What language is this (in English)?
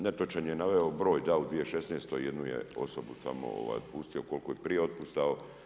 Croatian